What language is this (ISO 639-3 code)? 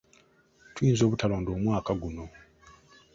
lug